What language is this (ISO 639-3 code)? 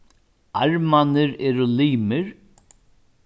fao